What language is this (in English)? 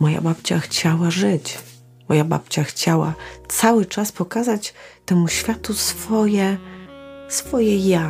Polish